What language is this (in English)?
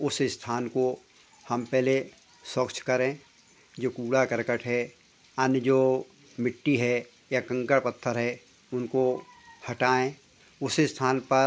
Hindi